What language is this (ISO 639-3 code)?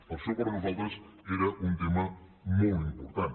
cat